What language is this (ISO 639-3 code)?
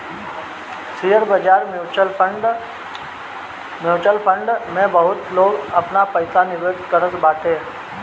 bho